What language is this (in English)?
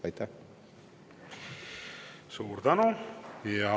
Estonian